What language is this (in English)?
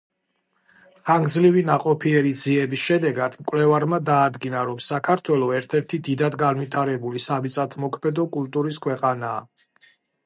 Georgian